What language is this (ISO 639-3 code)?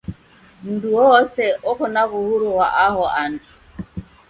dav